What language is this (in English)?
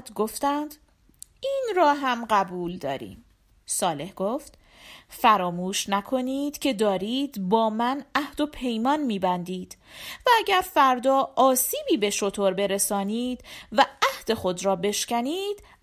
Persian